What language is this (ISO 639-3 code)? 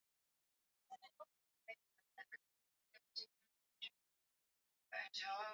swa